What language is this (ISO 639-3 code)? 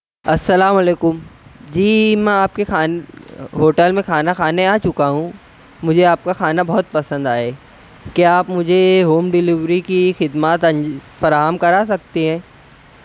urd